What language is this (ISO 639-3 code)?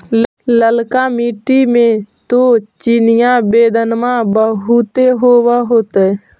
mag